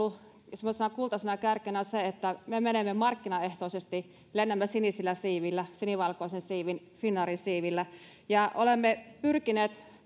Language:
Finnish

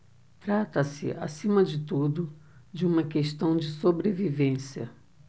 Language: Portuguese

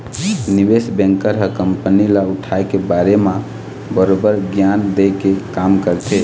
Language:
Chhattisgarhi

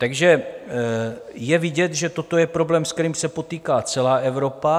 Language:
Czech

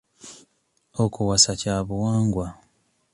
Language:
Ganda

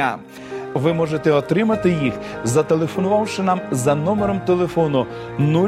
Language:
Ukrainian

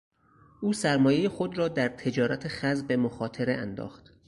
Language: Persian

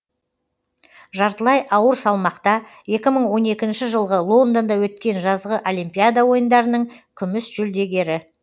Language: Kazakh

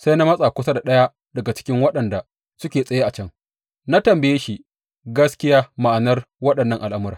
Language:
Hausa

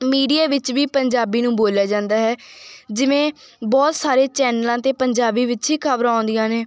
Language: Punjabi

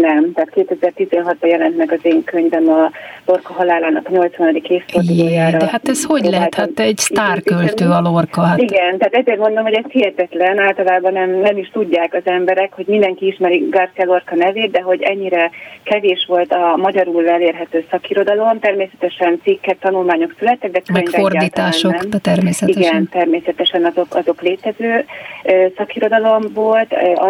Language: Hungarian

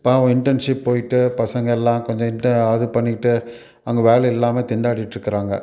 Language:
Tamil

